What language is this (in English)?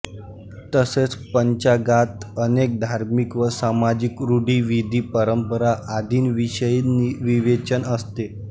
Marathi